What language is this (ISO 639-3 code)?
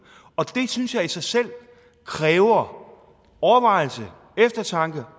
dan